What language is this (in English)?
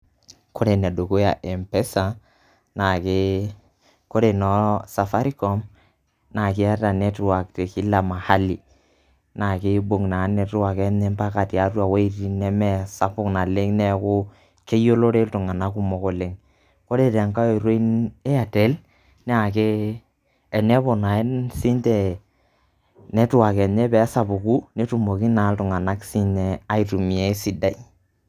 Masai